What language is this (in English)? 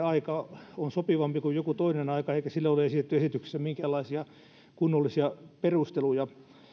Finnish